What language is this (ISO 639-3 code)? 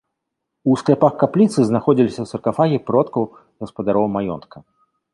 bel